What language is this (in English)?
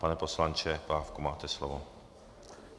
Czech